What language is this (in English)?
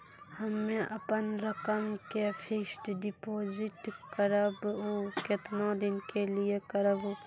Maithili